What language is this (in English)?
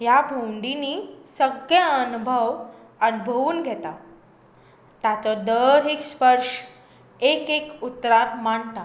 Konkani